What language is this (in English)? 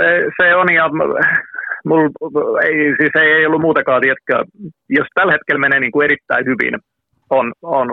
Finnish